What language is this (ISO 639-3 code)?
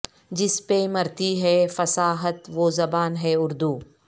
urd